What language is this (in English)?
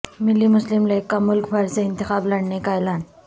Urdu